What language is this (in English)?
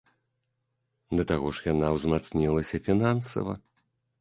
Belarusian